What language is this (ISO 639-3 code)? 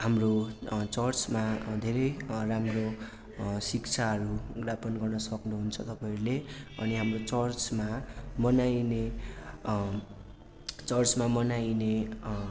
nep